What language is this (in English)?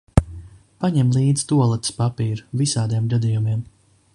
Latvian